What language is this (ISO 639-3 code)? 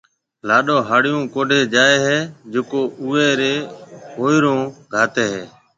mve